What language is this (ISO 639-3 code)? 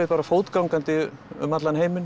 isl